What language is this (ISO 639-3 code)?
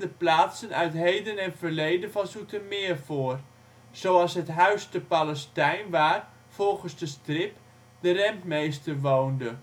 nld